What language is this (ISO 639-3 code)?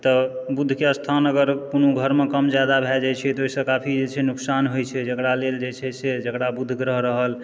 mai